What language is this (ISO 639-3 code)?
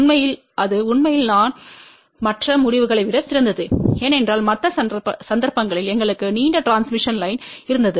tam